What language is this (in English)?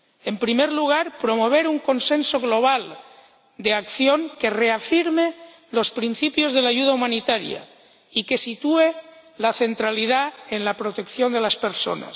Spanish